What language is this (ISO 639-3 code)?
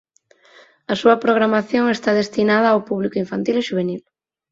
glg